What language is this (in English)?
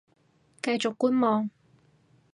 Cantonese